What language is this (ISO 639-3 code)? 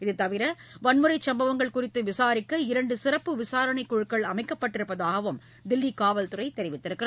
tam